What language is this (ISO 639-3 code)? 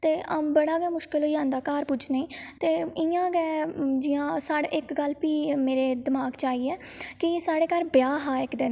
doi